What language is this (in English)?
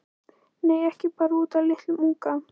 Icelandic